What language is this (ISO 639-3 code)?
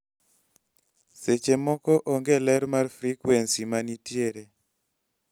luo